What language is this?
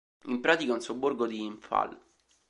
Italian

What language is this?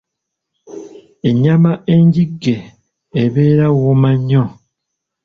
Ganda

